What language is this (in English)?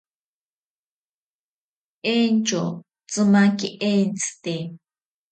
Ashéninka Perené